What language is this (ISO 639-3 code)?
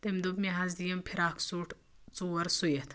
kas